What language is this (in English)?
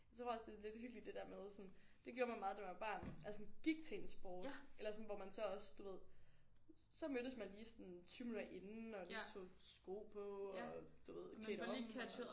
Danish